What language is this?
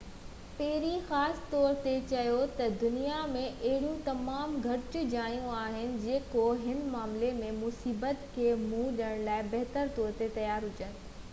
Sindhi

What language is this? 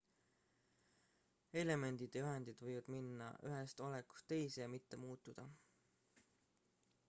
Estonian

